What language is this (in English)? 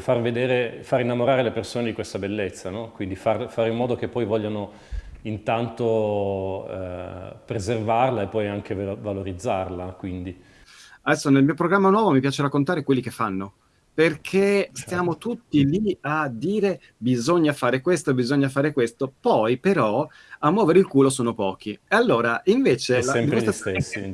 Italian